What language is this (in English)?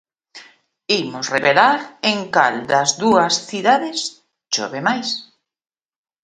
Galician